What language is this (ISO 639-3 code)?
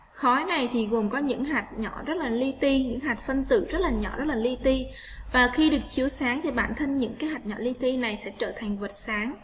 vie